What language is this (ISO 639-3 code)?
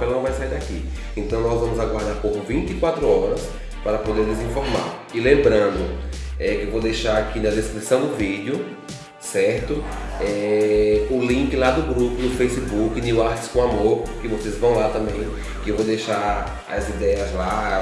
por